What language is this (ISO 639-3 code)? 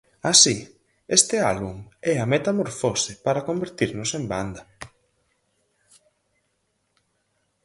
glg